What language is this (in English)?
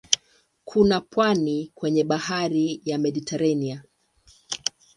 Swahili